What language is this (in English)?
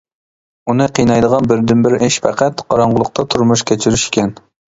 Uyghur